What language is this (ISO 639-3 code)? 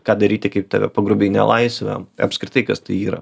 lit